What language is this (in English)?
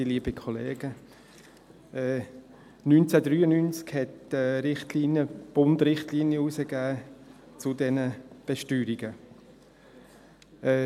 Swiss German